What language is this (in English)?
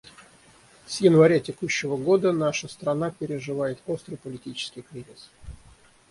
Russian